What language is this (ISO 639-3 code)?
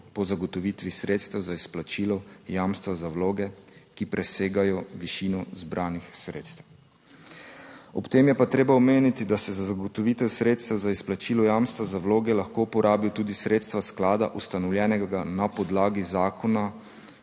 slv